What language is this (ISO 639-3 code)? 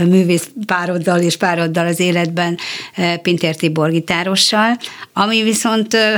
hun